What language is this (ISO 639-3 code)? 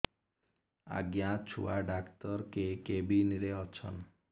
ori